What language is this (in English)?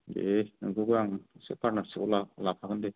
Bodo